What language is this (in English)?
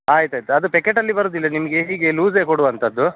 Kannada